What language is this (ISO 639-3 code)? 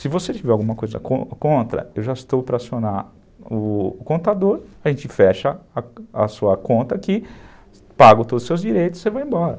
por